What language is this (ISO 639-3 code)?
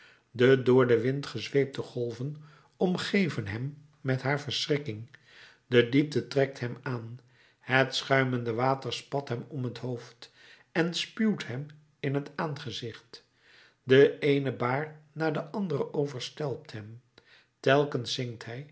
nld